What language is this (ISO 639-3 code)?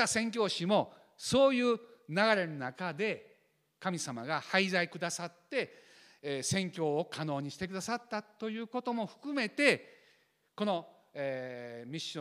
jpn